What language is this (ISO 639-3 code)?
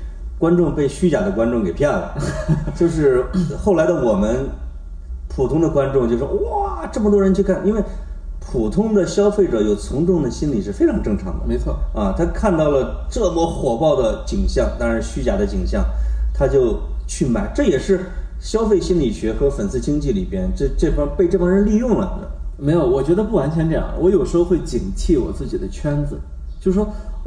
zho